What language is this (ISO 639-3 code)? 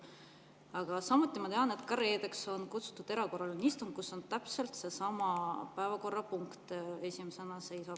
est